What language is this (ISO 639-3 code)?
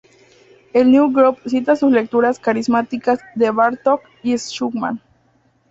spa